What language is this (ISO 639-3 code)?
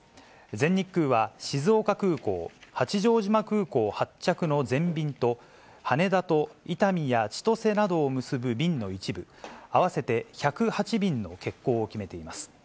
jpn